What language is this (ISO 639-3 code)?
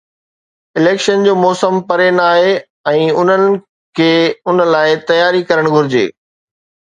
snd